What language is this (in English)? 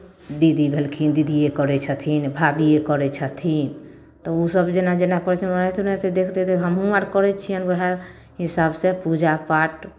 Maithili